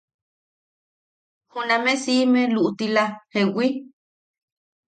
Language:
Yaqui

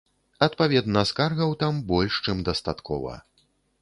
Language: Belarusian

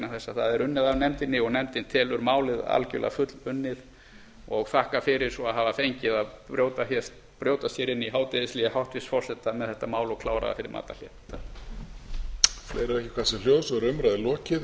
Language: Icelandic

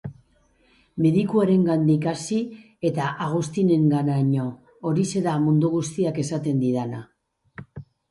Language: Basque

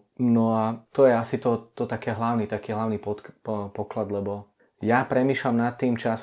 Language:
Czech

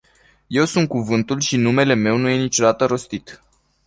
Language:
Romanian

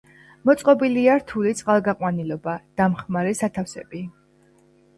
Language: Georgian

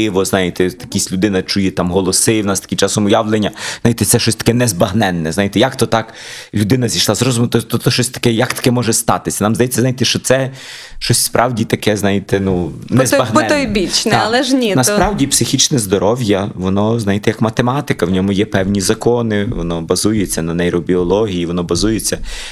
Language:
Ukrainian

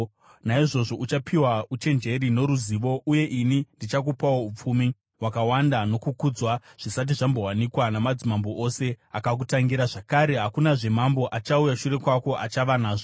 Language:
Shona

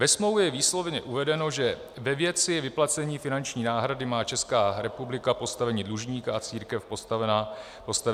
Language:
Czech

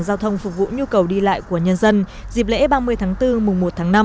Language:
Vietnamese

